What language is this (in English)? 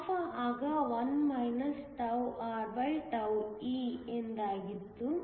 Kannada